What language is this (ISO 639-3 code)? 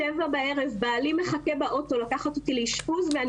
heb